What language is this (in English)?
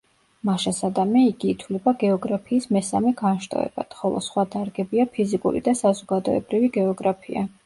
Georgian